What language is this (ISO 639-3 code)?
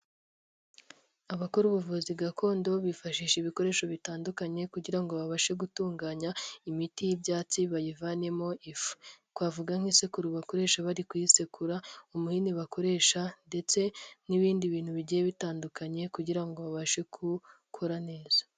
kin